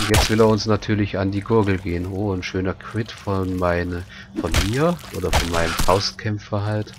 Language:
German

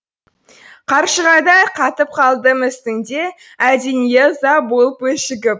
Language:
Kazakh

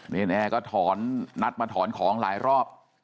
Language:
Thai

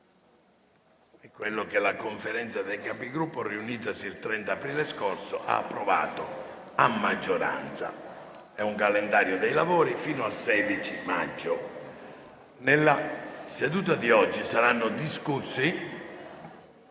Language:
Italian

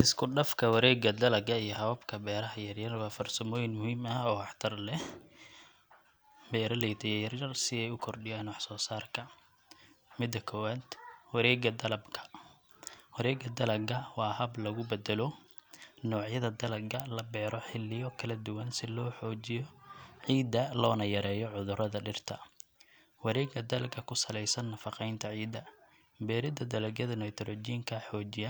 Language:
Somali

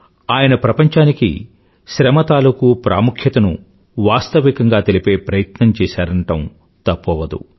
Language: Telugu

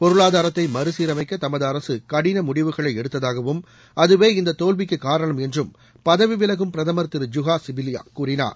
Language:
Tamil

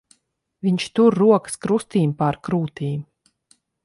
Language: Latvian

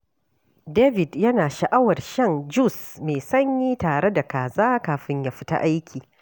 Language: Hausa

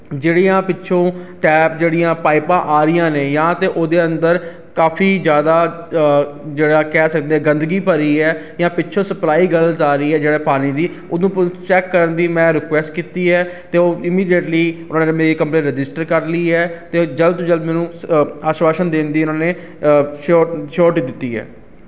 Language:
Punjabi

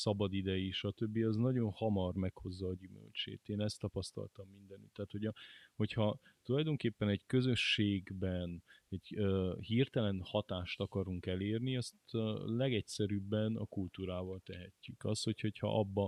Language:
Hungarian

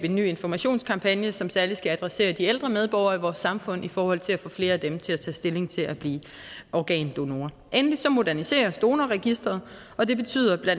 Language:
Danish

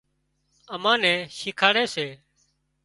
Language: Wadiyara Koli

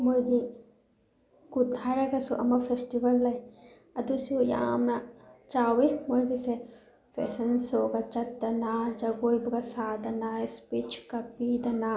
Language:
Manipuri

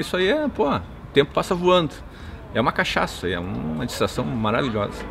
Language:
Portuguese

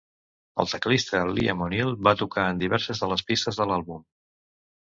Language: Catalan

